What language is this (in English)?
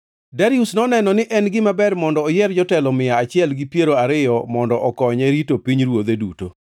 Luo (Kenya and Tanzania)